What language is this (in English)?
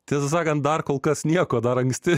Lithuanian